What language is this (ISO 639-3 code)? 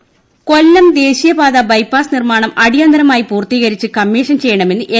mal